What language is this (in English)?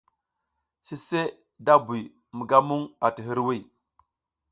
South Giziga